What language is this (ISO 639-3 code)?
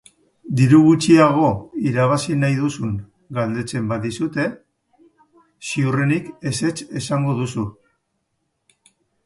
eus